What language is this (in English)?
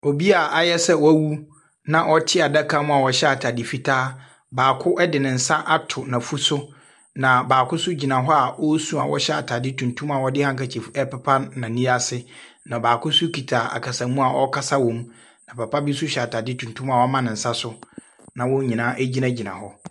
Akan